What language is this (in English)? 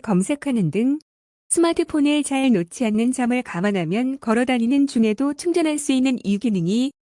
Korean